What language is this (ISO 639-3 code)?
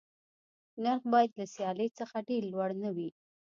pus